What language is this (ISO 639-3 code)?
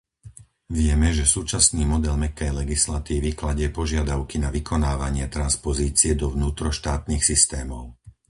slk